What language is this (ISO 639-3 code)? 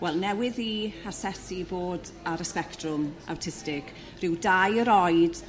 cym